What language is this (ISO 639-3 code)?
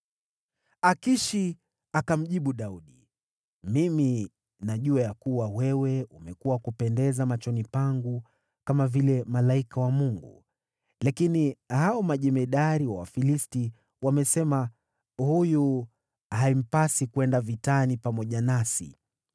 swa